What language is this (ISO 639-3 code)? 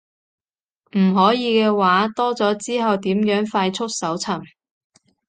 yue